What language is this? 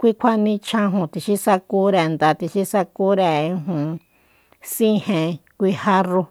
Soyaltepec Mazatec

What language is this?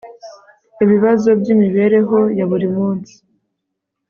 Kinyarwanda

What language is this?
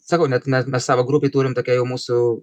Lithuanian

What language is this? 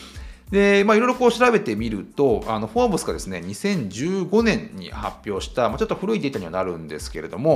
Japanese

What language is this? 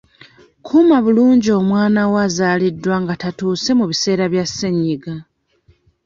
Ganda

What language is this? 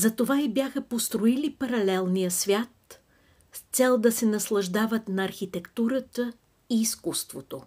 Bulgarian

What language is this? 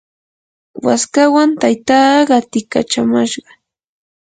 Yanahuanca Pasco Quechua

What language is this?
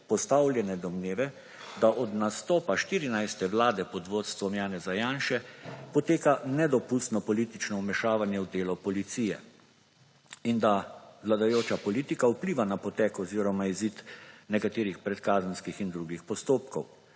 Slovenian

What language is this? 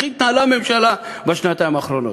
Hebrew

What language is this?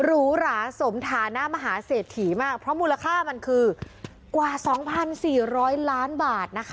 Thai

